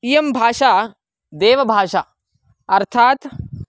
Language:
Sanskrit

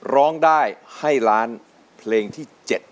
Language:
Thai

